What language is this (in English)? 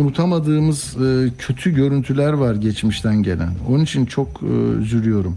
Turkish